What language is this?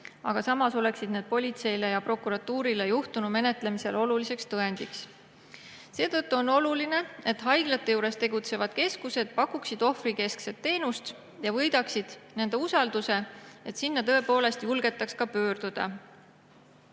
Estonian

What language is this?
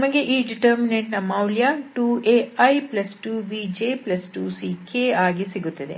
Kannada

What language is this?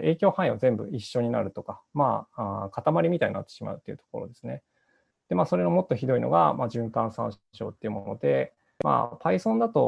Japanese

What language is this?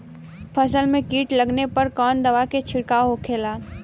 Bhojpuri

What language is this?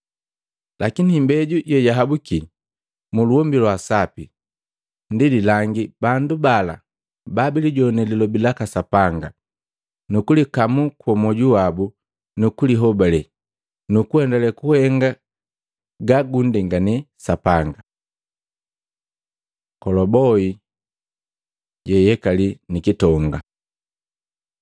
Matengo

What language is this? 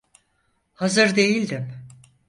Turkish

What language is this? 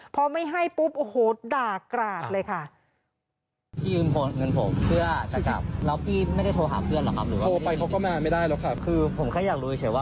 Thai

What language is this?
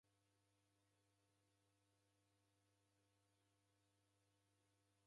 Taita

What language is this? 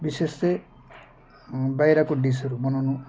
Nepali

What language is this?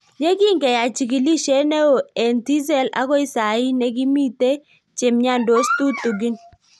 Kalenjin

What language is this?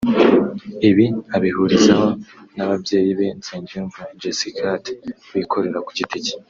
Kinyarwanda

